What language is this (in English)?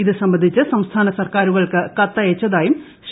Malayalam